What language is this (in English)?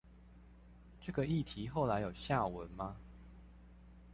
Chinese